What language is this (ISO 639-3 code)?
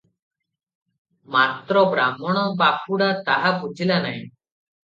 ori